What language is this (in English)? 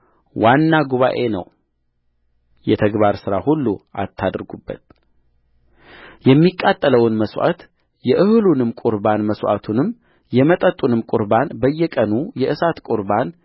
Amharic